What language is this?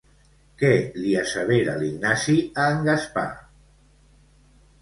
Catalan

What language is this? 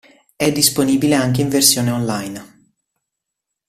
Italian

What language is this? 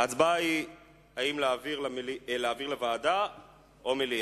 Hebrew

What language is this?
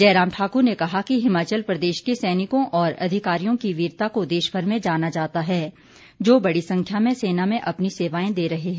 Hindi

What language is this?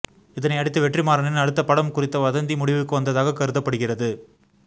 Tamil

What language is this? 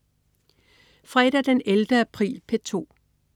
Danish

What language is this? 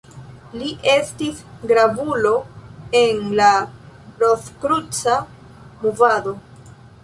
Esperanto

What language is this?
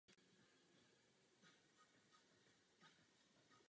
Czech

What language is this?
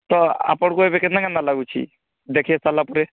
Odia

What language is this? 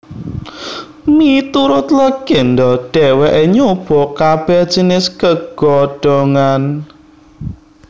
Javanese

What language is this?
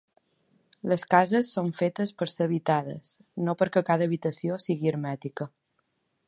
Catalan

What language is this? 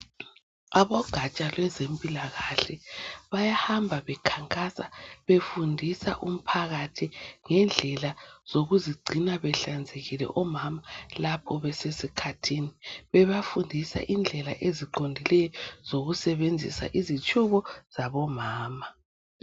North Ndebele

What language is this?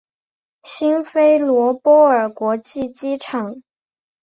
Chinese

